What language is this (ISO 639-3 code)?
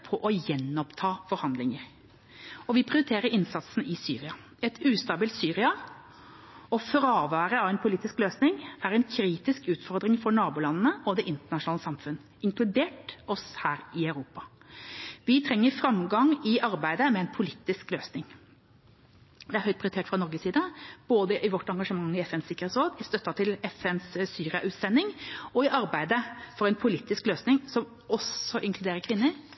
nob